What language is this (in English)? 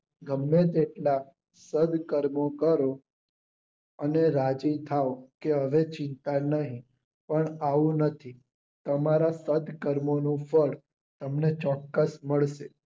Gujarati